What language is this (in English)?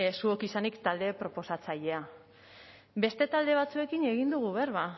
Basque